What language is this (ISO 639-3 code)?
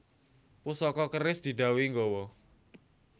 jav